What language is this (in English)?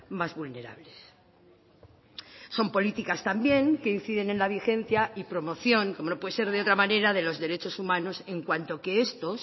Spanish